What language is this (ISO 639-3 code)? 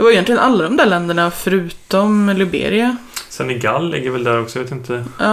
swe